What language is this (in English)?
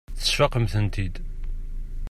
Kabyle